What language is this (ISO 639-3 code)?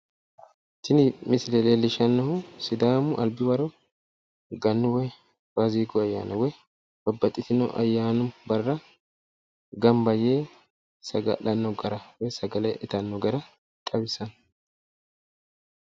sid